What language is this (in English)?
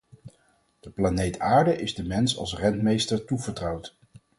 Dutch